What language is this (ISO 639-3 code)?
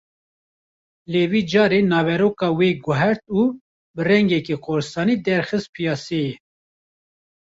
kur